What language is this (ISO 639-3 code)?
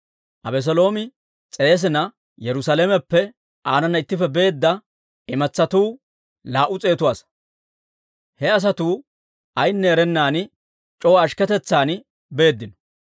dwr